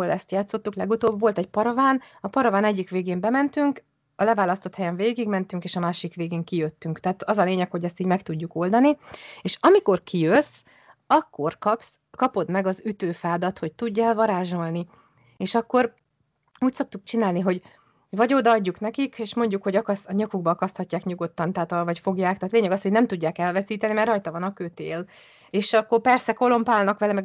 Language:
Hungarian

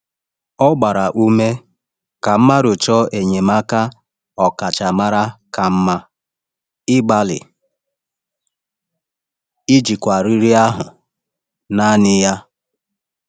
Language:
Igbo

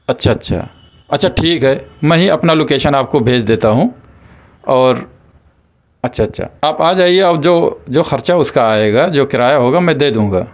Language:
Urdu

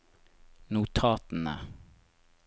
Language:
Norwegian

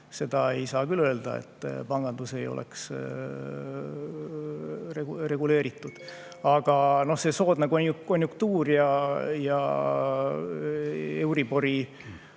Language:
Estonian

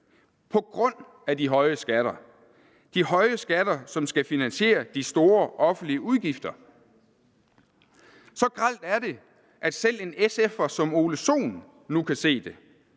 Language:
Danish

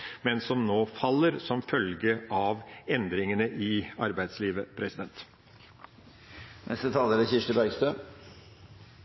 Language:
Norwegian Bokmål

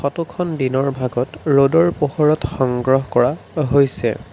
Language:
Assamese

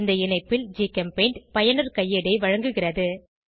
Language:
Tamil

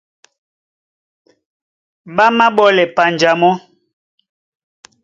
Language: Duala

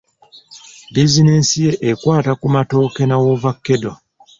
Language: Ganda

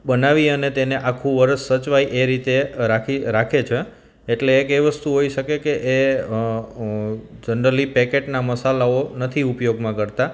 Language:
Gujarati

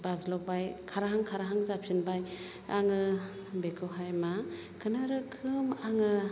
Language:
Bodo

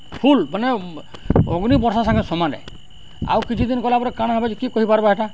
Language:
Odia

